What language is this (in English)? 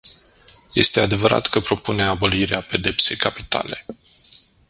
Romanian